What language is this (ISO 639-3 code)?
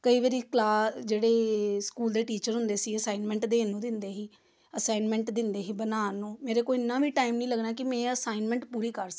pan